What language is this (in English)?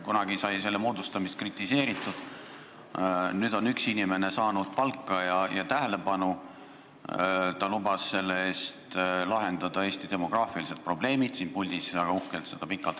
Estonian